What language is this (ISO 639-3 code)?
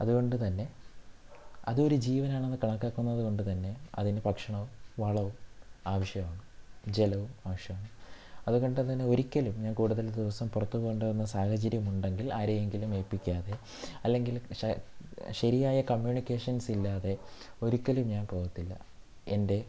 mal